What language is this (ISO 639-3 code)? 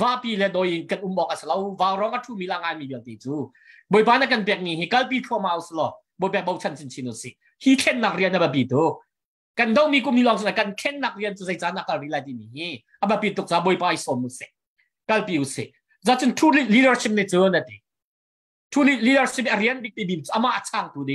tha